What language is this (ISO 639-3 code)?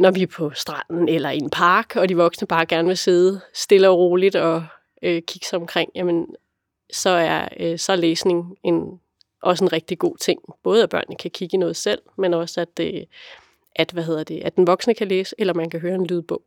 dan